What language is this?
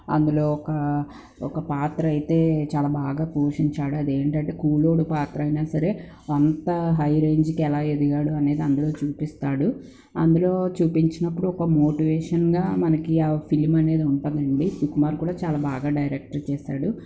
Telugu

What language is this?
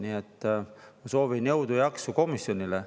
Estonian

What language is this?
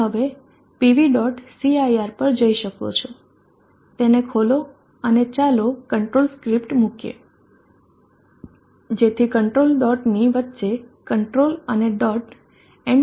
Gujarati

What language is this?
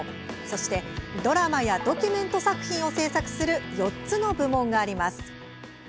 Japanese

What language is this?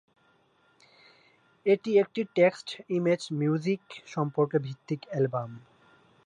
Bangla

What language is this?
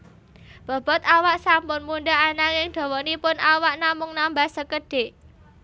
Javanese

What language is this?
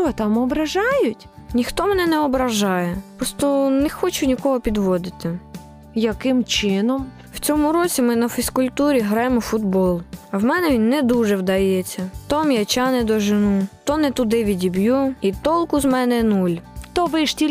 Ukrainian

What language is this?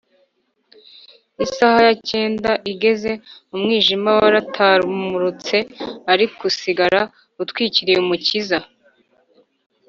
Kinyarwanda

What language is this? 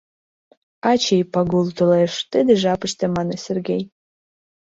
Mari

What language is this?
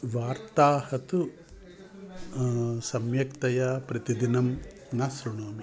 Sanskrit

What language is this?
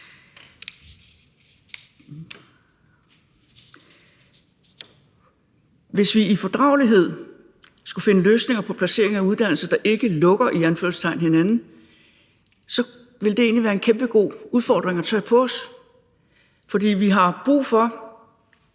Danish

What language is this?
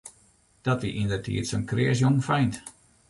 Western Frisian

